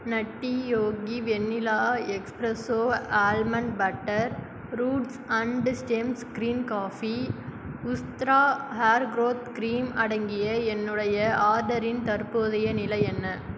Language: Tamil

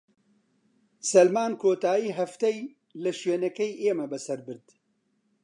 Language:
Central Kurdish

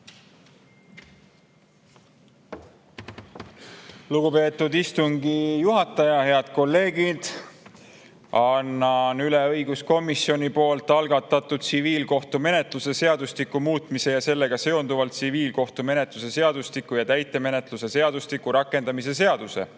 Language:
Estonian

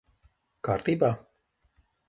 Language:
Latvian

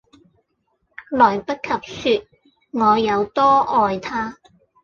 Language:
Cantonese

